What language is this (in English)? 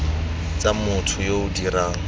Tswana